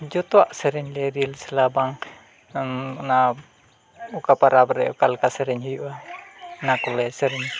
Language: Santali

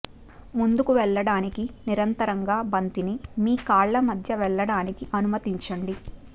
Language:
Telugu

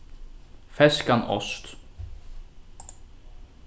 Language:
Faroese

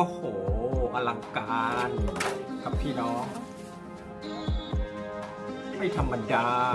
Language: Thai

